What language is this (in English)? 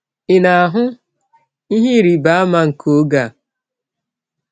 Igbo